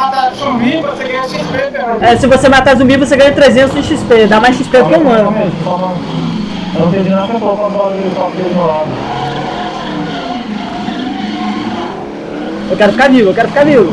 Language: Portuguese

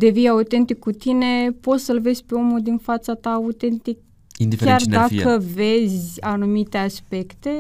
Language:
Romanian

